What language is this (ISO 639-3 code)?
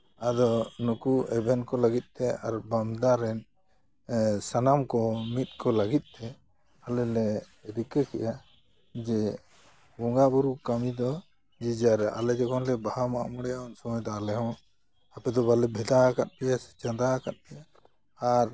sat